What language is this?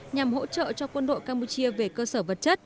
Vietnamese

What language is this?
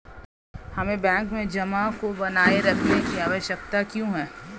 Hindi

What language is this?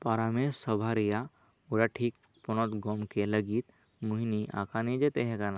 Santali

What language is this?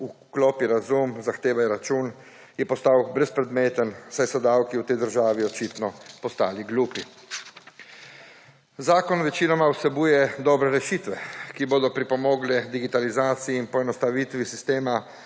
Slovenian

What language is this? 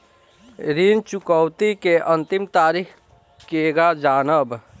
Bhojpuri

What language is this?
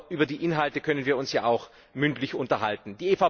German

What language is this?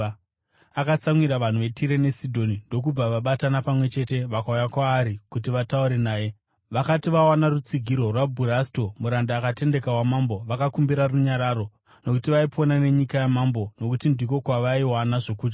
Shona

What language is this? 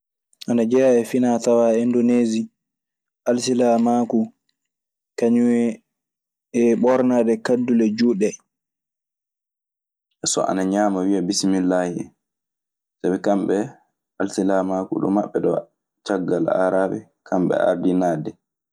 Maasina Fulfulde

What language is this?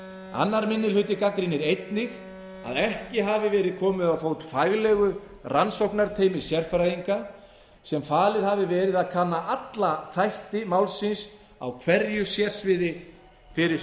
Icelandic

